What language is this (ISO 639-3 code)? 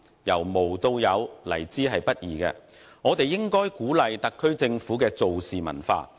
yue